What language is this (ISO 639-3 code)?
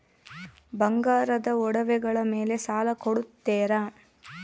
kan